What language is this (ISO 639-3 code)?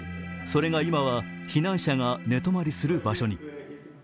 jpn